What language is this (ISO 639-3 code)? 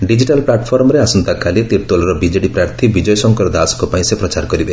ori